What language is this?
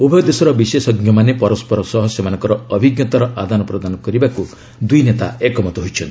Odia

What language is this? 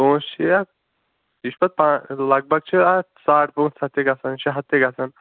Kashmiri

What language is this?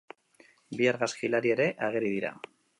Basque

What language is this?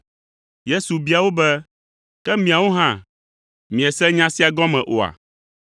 Ewe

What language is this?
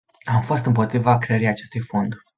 Romanian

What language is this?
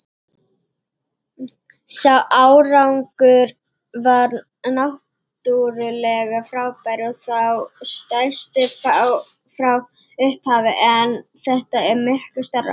Icelandic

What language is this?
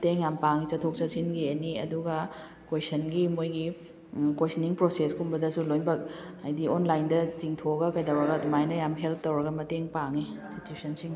Manipuri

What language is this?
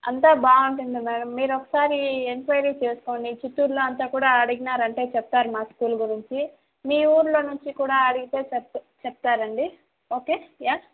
Telugu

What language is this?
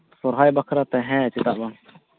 Santali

